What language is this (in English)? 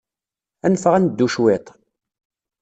Kabyle